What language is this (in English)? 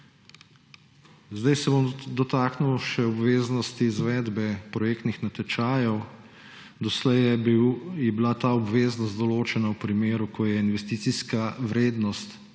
Slovenian